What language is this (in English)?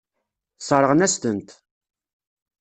Kabyle